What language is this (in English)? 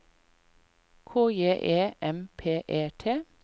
Norwegian